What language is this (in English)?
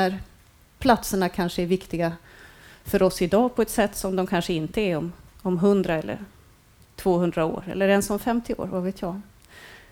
Swedish